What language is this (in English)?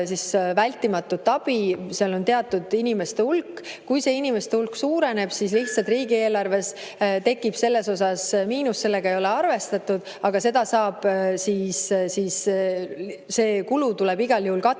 Estonian